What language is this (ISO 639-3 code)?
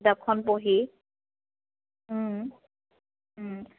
asm